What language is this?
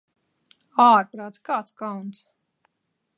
Latvian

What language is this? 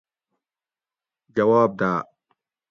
Gawri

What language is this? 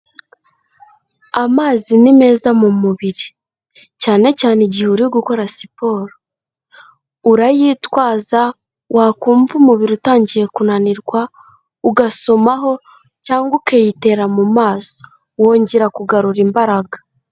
Kinyarwanda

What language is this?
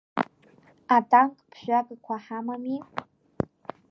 Abkhazian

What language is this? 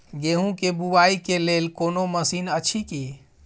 Maithili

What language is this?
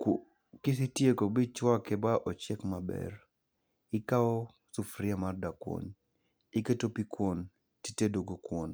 Luo (Kenya and Tanzania)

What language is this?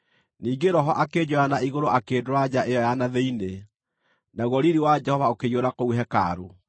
Kikuyu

